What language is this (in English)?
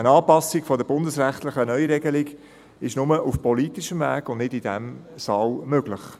Swiss German